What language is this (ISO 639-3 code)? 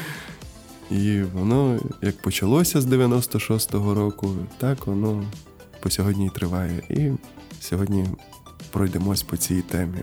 ukr